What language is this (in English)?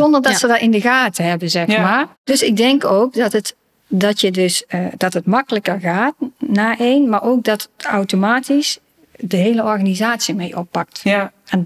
Dutch